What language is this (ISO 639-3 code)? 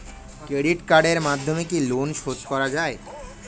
ben